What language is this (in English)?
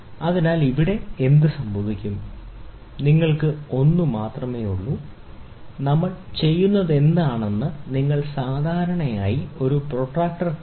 Malayalam